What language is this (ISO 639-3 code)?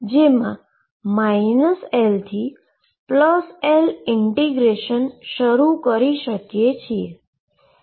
guj